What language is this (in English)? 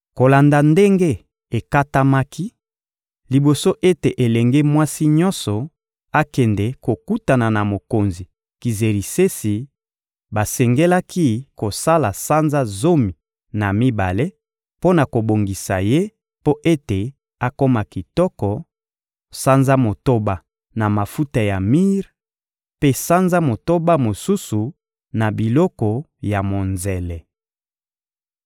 Lingala